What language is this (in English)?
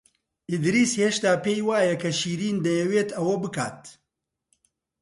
Central Kurdish